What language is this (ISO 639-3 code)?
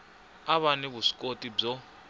tso